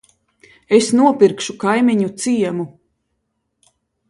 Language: Latvian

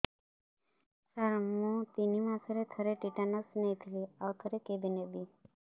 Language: Odia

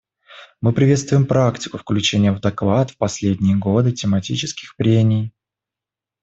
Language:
Russian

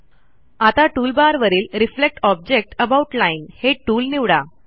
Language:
Marathi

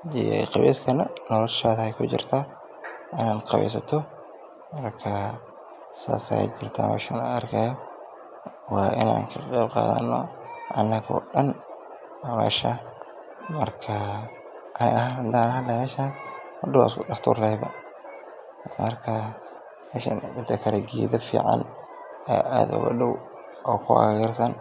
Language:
Somali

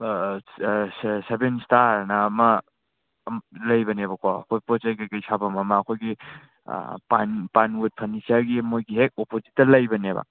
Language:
Manipuri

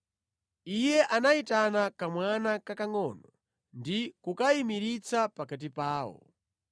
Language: Nyanja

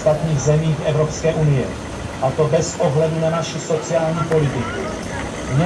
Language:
Czech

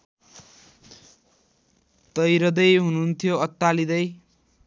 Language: Nepali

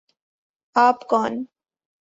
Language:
Urdu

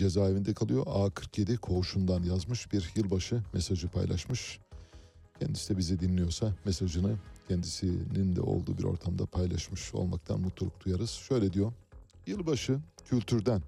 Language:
Turkish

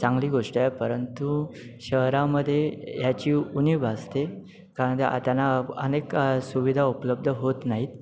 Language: Marathi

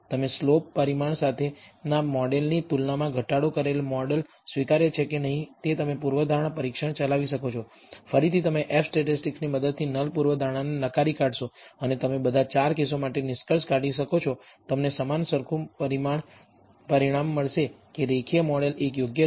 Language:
Gujarati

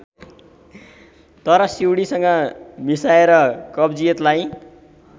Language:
Nepali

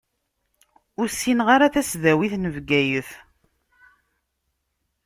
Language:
Kabyle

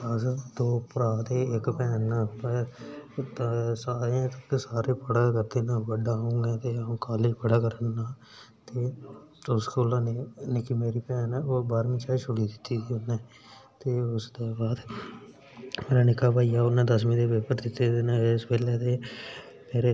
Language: Dogri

